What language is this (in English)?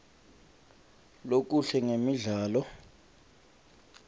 Swati